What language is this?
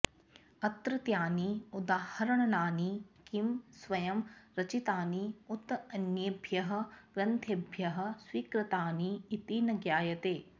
Sanskrit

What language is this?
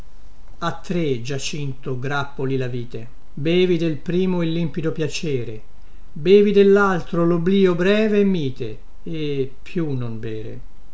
Italian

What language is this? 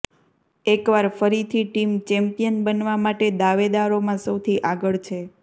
Gujarati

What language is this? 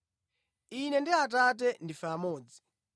Nyanja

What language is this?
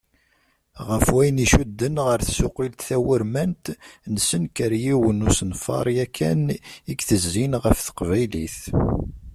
Kabyle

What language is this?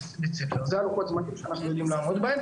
Hebrew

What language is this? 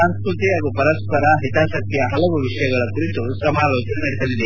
Kannada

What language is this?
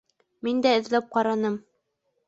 Bashkir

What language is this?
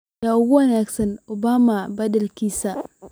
Somali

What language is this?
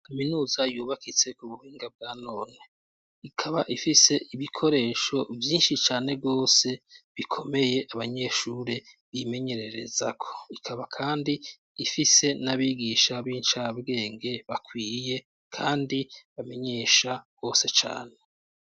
Rundi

